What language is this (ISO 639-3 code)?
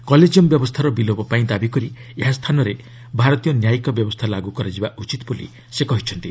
ori